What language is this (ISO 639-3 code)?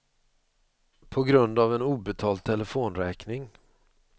swe